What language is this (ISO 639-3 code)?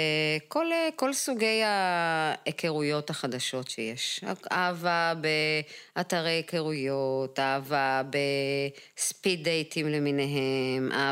heb